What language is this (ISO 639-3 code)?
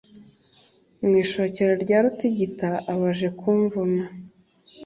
kin